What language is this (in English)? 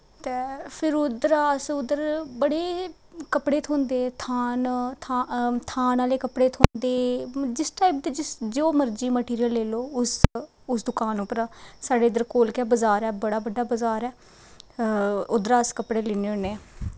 Dogri